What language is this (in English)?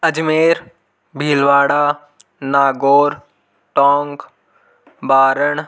Hindi